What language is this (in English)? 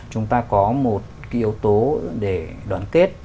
Vietnamese